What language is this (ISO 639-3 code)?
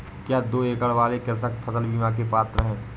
hin